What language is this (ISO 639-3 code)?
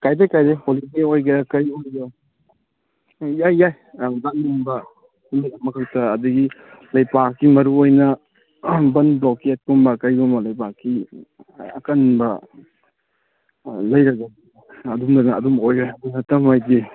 mni